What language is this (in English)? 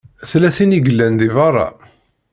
Kabyle